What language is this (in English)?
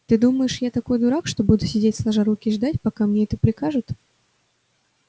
Russian